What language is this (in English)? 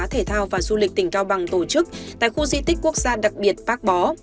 Vietnamese